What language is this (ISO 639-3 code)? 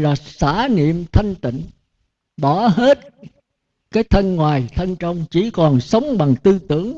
vie